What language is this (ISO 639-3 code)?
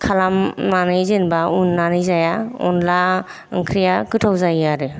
brx